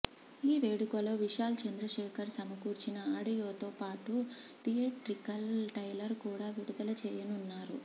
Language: Telugu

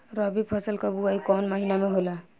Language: Bhojpuri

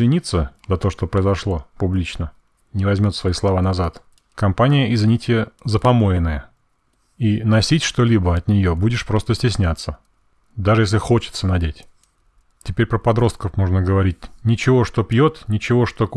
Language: Russian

